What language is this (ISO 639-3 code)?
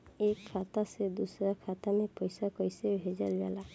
bho